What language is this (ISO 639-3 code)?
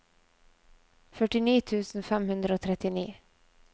nor